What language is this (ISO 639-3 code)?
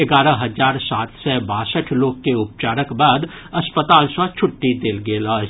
mai